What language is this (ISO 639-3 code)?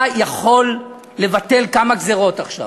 heb